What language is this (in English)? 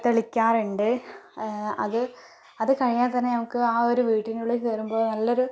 Malayalam